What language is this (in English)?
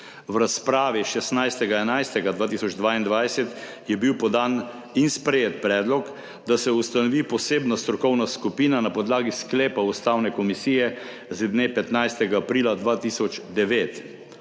Slovenian